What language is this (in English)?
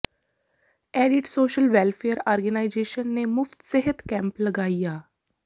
Punjabi